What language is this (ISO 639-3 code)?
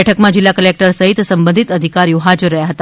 guj